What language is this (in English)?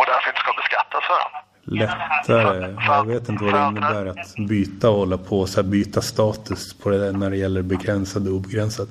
Swedish